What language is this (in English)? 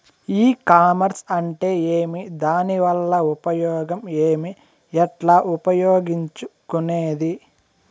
Telugu